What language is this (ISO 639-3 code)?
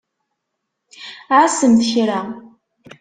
kab